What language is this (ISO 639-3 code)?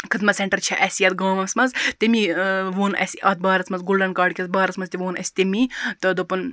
kas